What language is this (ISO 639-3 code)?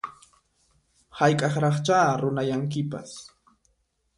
qxp